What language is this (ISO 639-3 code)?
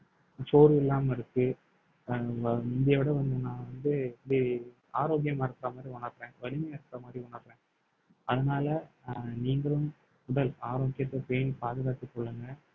tam